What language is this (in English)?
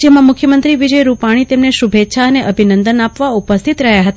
Gujarati